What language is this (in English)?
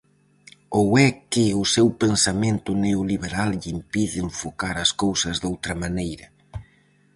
Galician